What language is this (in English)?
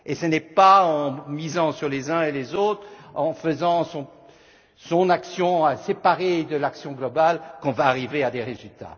French